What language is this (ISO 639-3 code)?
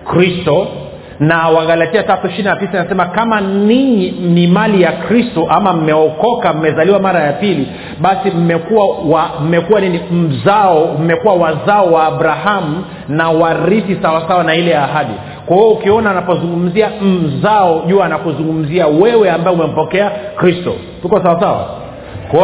swa